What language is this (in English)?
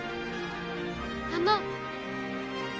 Japanese